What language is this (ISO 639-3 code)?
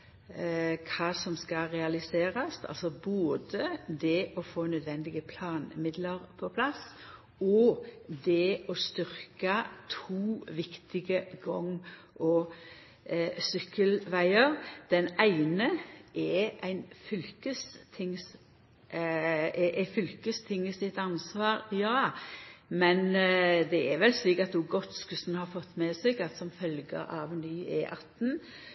nno